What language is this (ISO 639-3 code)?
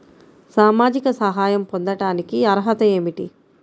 tel